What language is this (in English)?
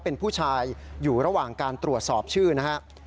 Thai